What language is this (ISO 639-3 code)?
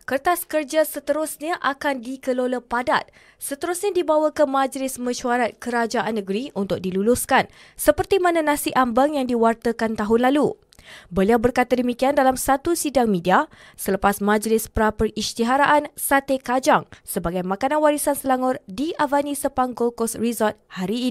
msa